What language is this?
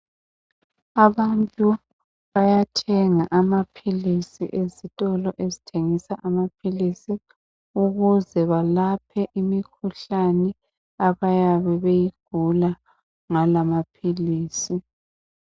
North Ndebele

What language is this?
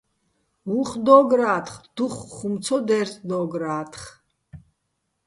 Bats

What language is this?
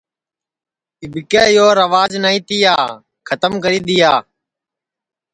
Sansi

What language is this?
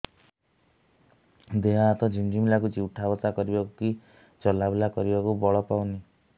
Odia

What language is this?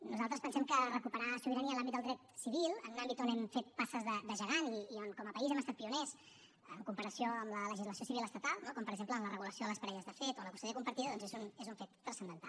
Catalan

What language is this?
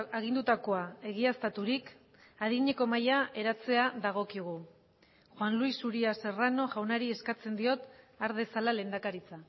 Basque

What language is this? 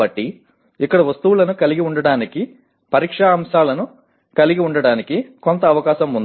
Telugu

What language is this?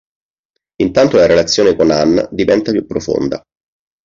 Italian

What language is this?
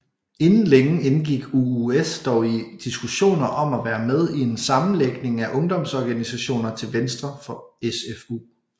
Danish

